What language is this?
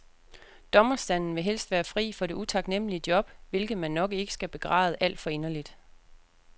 Danish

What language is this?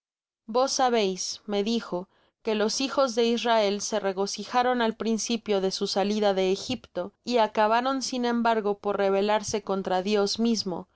Spanish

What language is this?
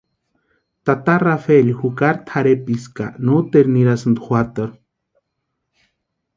Western Highland Purepecha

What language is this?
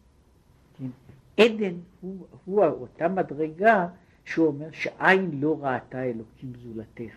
Hebrew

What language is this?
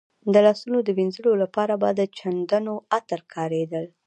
Pashto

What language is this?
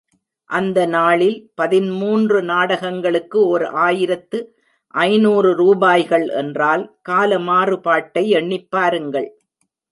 Tamil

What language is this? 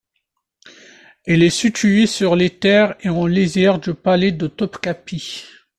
French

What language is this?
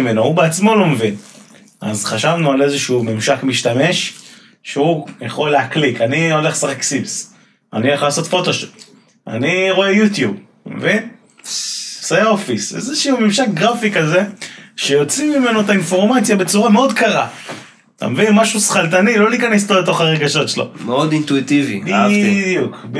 Hebrew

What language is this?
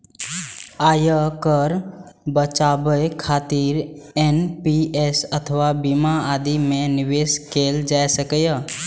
Maithili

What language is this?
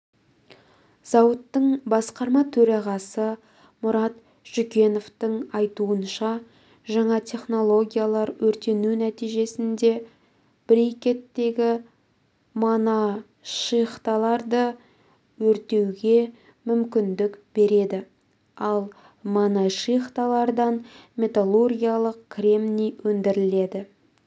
Kazakh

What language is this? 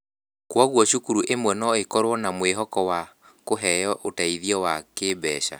Kikuyu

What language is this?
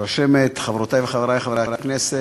Hebrew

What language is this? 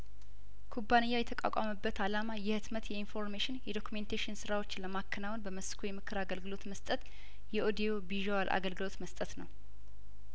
Amharic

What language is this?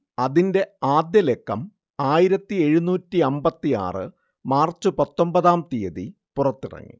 Malayalam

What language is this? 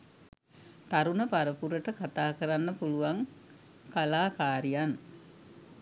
Sinhala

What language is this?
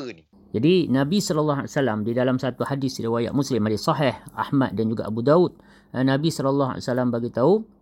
Malay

